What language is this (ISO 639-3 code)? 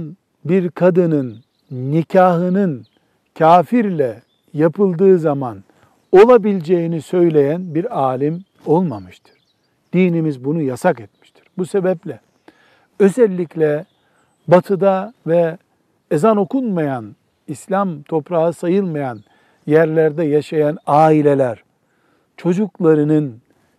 tur